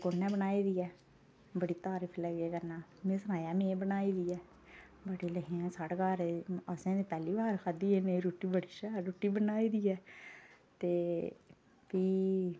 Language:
Dogri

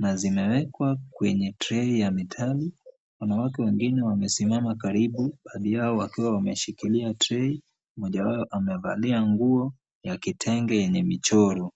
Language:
Swahili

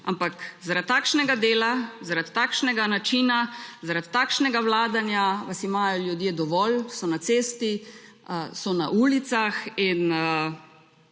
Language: Slovenian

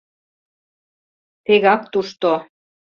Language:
Mari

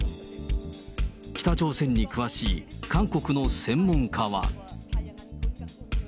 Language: Japanese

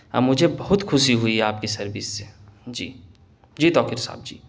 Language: Urdu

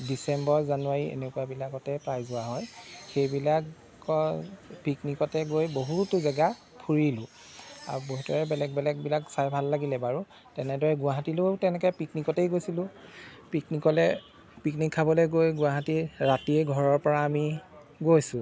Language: Assamese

